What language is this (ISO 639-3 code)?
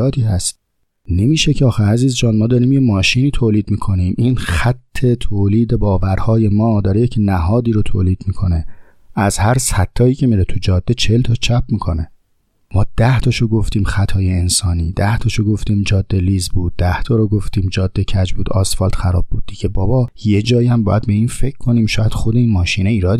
fas